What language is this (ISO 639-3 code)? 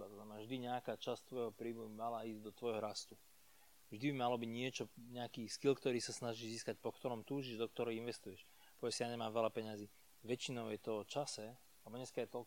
slk